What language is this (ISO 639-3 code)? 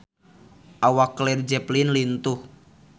sun